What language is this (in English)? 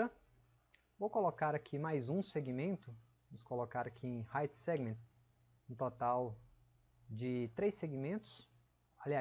Portuguese